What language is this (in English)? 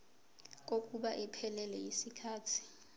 Zulu